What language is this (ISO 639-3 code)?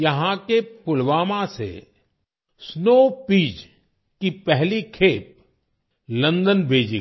hin